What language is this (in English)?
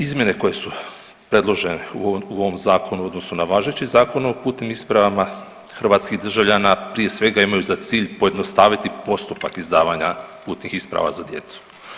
Croatian